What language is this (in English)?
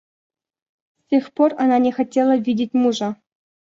Russian